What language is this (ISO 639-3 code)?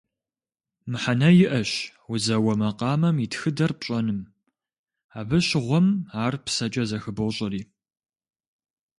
kbd